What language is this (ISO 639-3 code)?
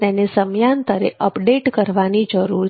guj